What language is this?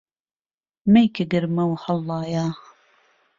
Central Kurdish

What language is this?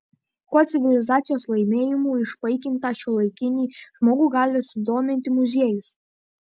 Lithuanian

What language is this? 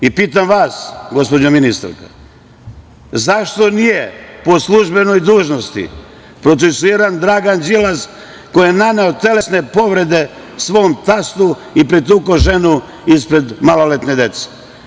Serbian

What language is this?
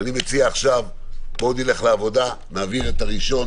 Hebrew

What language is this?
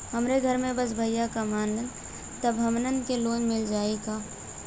Bhojpuri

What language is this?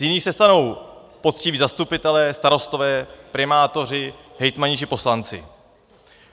Czech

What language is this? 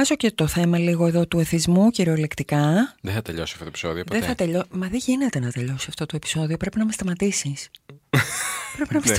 Greek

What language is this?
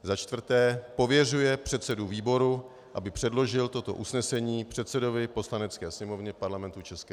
Czech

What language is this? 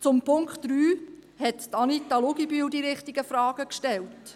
Swiss German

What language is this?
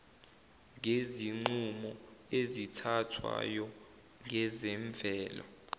Zulu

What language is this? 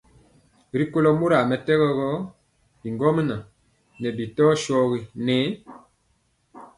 Mpiemo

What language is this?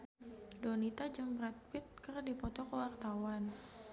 Sundanese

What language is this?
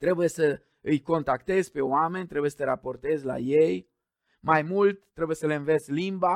Romanian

